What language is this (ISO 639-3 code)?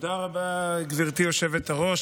heb